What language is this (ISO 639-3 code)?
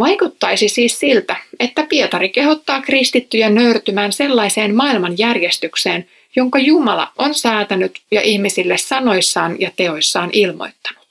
fin